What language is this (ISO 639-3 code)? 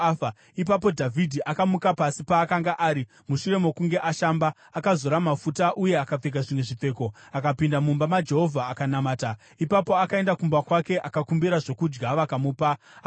sna